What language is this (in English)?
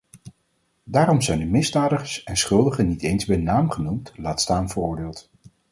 Dutch